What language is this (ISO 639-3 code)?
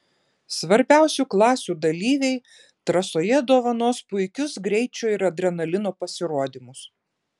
lit